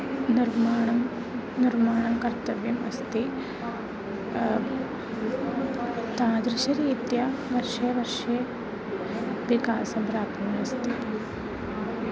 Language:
Sanskrit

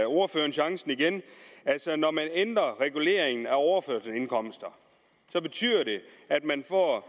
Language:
Danish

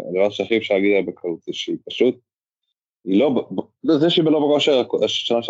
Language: Hebrew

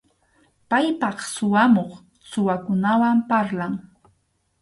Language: Arequipa-La Unión Quechua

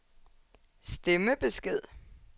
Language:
Danish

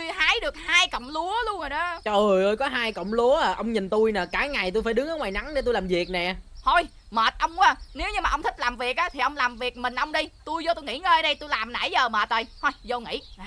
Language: Vietnamese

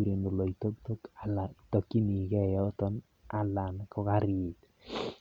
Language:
Kalenjin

